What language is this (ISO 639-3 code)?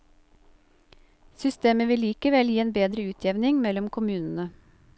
nor